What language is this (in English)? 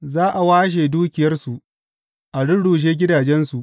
Hausa